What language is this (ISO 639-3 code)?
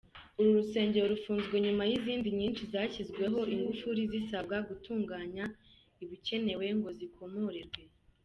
kin